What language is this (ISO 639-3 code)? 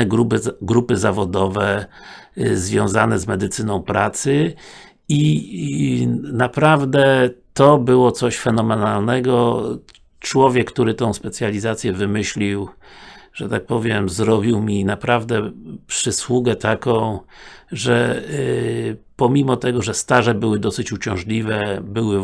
pol